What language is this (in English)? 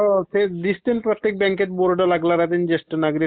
Marathi